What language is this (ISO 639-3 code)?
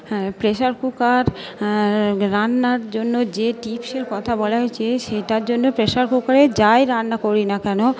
ben